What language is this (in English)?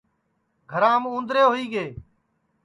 Sansi